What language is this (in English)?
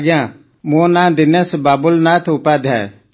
Odia